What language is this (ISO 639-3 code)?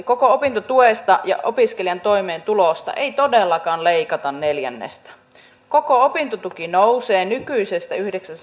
fin